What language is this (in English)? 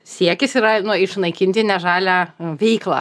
Lithuanian